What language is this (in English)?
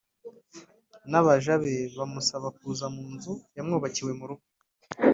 Kinyarwanda